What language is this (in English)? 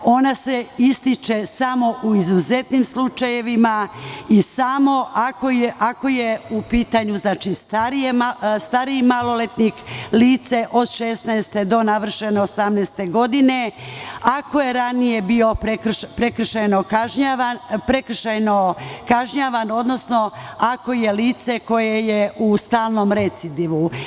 Serbian